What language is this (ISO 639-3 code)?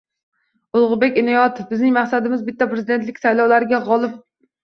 uzb